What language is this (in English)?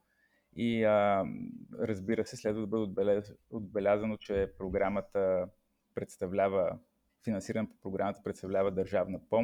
Bulgarian